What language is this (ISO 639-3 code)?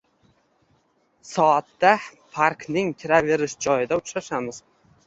uzb